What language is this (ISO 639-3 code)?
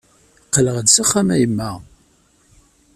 kab